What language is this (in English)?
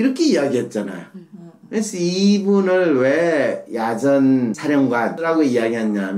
Korean